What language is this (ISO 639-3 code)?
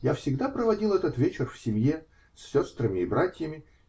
rus